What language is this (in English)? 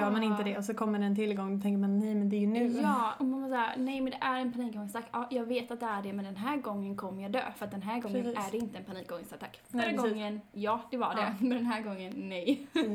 Swedish